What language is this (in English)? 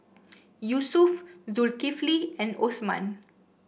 English